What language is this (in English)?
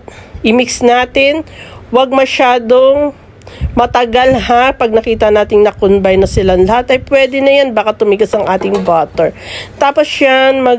Filipino